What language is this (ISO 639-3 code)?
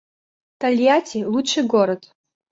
rus